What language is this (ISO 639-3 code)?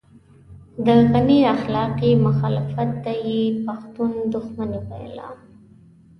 pus